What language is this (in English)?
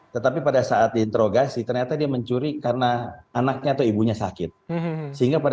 Indonesian